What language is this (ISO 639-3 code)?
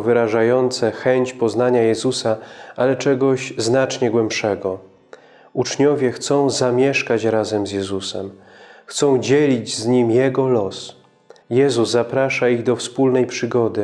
pol